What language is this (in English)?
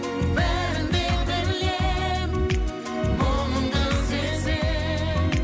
Kazakh